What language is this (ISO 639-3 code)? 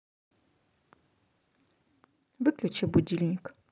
rus